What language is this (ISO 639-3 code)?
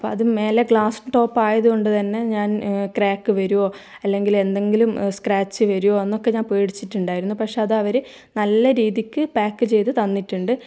mal